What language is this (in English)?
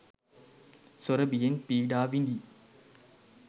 Sinhala